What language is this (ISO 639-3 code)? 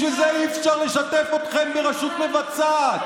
heb